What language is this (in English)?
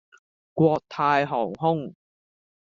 Cantonese